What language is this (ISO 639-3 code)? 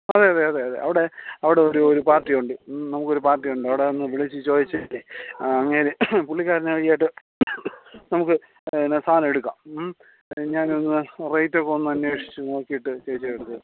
mal